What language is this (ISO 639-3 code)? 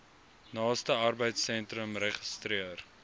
afr